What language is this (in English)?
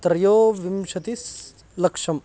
Sanskrit